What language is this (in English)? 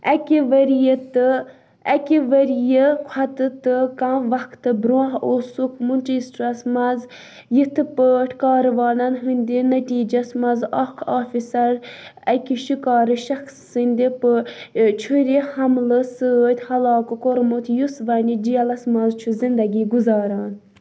Kashmiri